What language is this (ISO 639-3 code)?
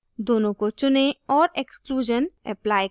hin